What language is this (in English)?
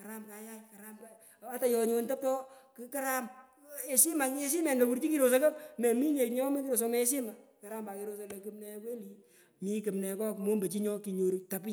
Pökoot